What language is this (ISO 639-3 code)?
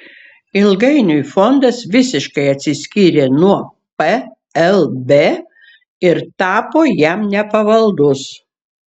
lit